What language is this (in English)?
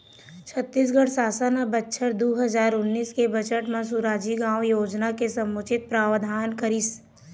Chhattisgarhi